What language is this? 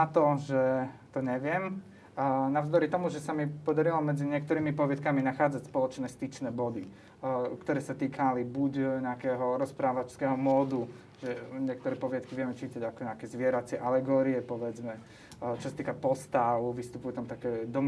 Slovak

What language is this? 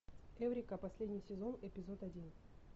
Russian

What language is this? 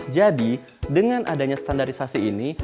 Indonesian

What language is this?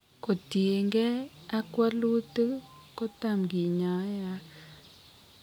Kalenjin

